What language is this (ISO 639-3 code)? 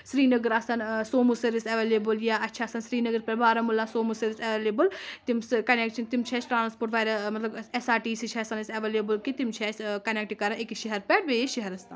kas